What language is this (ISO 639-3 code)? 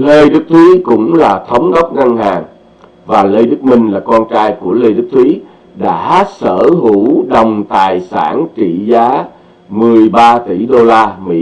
vie